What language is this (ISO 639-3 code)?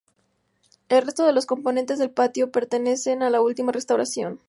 spa